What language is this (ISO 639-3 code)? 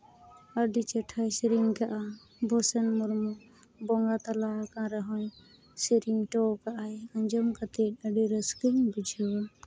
sat